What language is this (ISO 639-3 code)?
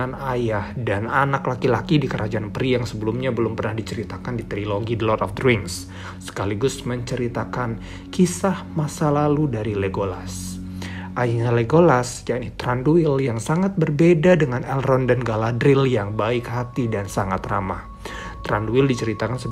ind